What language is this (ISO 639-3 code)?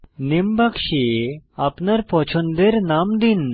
ben